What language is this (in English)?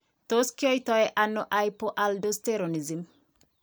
Kalenjin